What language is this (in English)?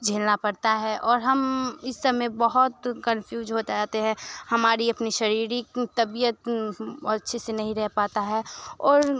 Hindi